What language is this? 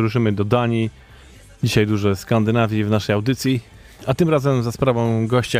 Polish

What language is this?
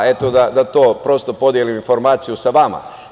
Serbian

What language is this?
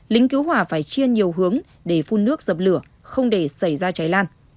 Vietnamese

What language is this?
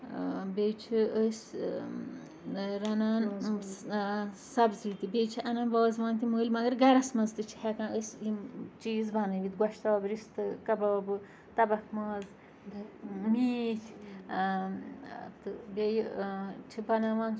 Kashmiri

